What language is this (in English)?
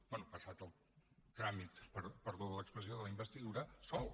Catalan